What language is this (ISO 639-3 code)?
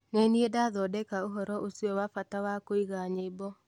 kik